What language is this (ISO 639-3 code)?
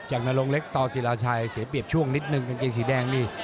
tha